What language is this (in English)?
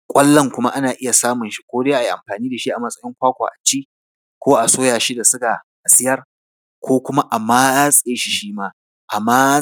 Hausa